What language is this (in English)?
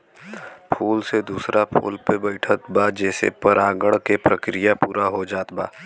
Bhojpuri